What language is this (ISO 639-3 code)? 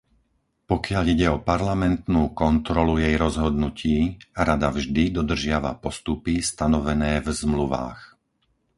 slk